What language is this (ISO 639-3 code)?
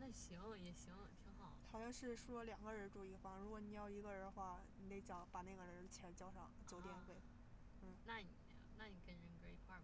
zho